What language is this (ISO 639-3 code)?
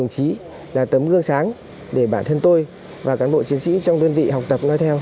vie